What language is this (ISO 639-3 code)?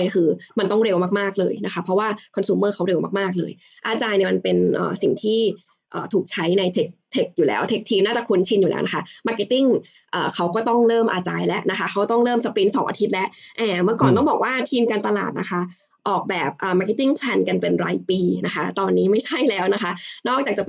tha